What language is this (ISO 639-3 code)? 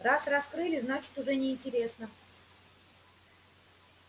rus